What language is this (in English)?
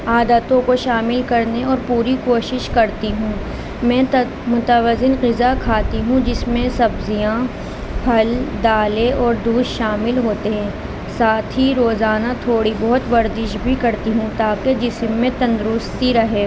Urdu